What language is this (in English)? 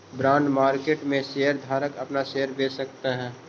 Magahi